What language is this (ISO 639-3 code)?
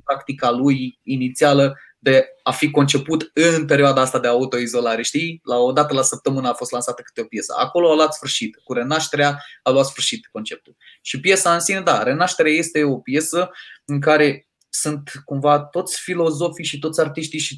ron